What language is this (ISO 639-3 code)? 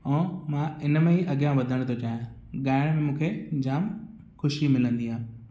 snd